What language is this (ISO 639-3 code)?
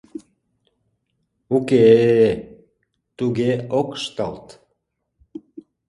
chm